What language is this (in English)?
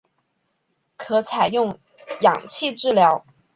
Chinese